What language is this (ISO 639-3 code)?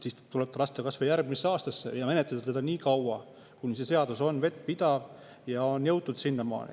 est